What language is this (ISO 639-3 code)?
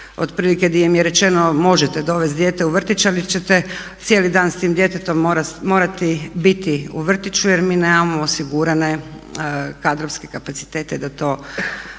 hrv